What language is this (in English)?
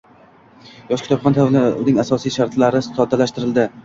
Uzbek